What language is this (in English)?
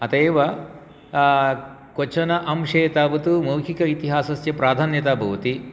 Sanskrit